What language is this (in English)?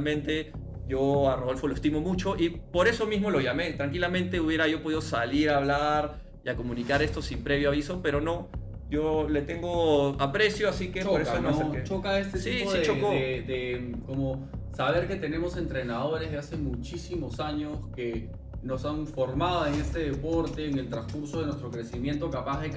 Spanish